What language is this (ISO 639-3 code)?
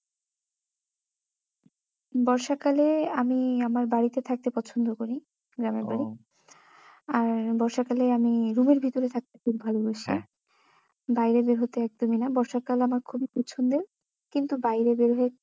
ben